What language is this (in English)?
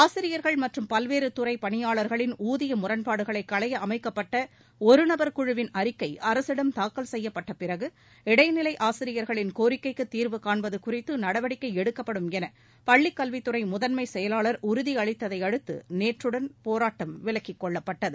Tamil